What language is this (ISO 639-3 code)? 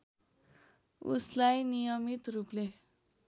nep